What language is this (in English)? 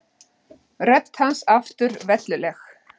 Icelandic